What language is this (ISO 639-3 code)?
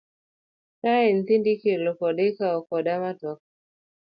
luo